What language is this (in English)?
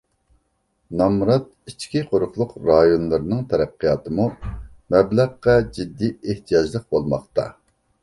Uyghur